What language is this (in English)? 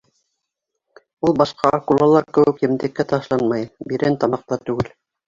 Bashkir